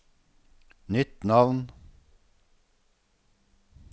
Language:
Norwegian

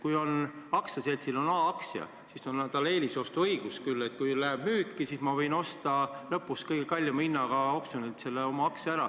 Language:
Estonian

